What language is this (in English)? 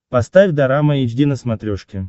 Russian